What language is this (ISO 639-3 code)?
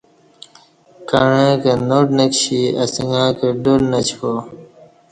bsh